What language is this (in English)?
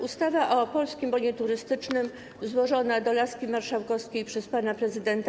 Polish